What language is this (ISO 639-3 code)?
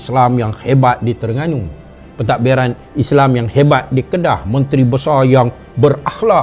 msa